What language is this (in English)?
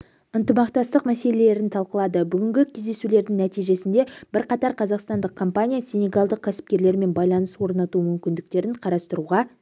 Kazakh